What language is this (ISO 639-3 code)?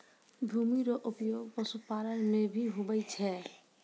mai